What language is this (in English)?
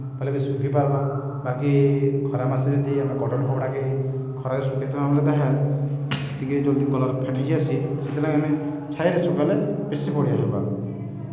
Odia